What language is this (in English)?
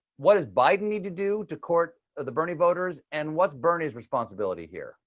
English